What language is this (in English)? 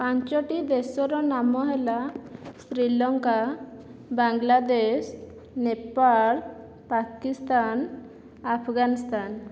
Odia